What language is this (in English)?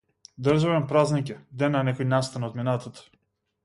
Macedonian